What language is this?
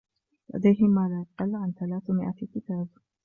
Arabic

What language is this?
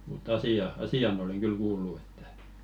Finnish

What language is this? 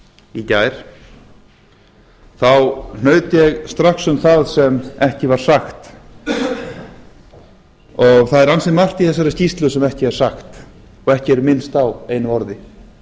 Icelandic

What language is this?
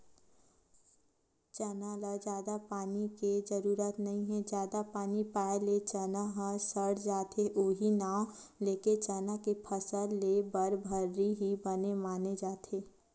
Chhattisgarhi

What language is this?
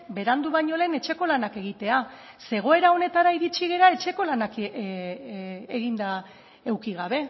Basque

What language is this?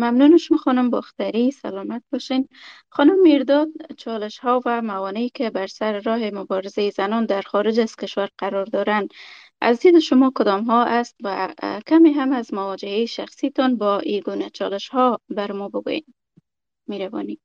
Persian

